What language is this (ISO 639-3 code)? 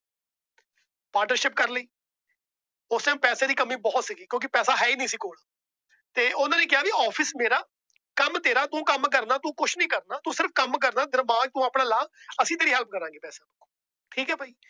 pan